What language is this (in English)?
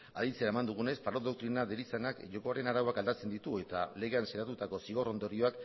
Basque